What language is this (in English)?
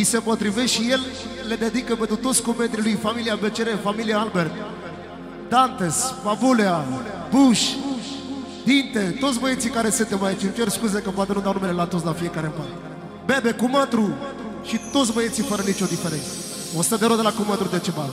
Romanian